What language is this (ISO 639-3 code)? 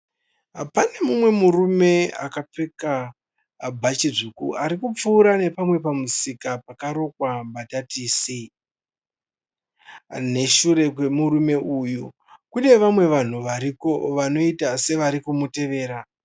sna